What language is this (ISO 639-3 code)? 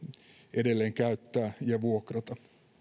fin